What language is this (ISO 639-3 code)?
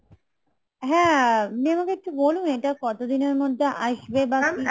ben